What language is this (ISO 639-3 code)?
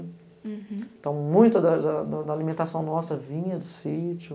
por